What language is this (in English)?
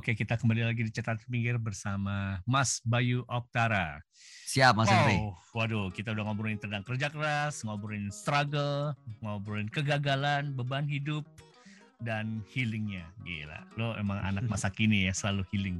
Indonesian